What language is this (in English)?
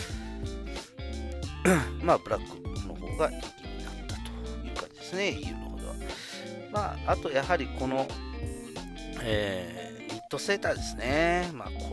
Japanese